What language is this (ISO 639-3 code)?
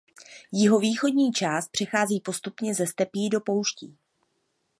ces